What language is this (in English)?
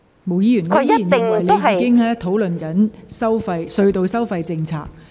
Cantonese